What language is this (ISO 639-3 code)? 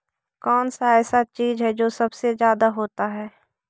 mag